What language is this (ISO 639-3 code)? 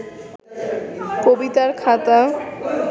ben